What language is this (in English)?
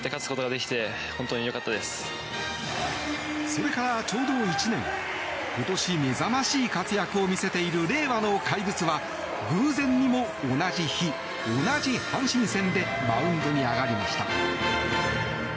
Japanese